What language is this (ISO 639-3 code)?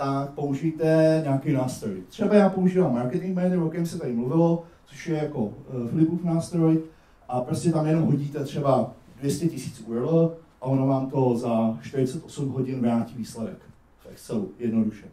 ces